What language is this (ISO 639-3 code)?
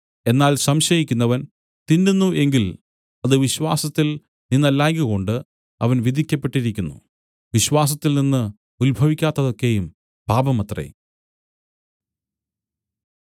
mal